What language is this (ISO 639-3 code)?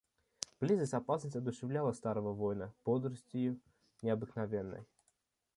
rus